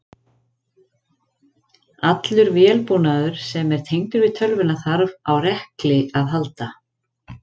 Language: Icelandic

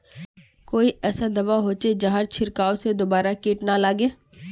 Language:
Magahi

